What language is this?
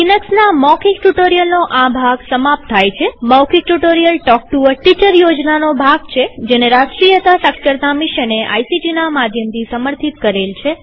Gujarati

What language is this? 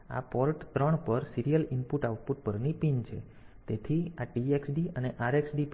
Gujarati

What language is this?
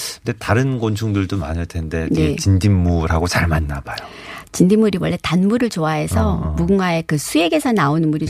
Korean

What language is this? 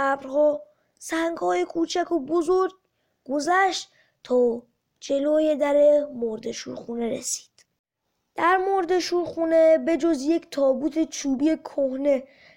Persian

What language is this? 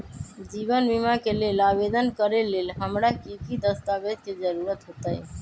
Magahi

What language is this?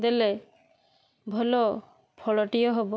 Odia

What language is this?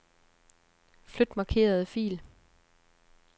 Danish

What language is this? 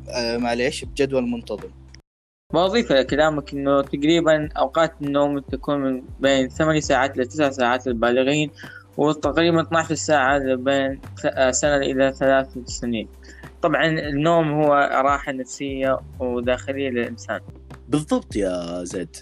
Arabic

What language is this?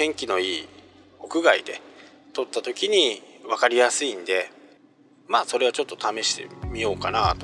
Japanese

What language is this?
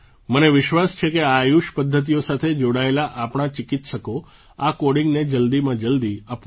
Gujarati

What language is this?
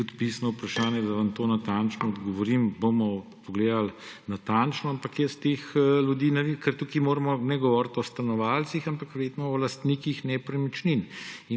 Slovenian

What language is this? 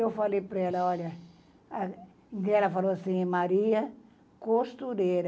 Portuguese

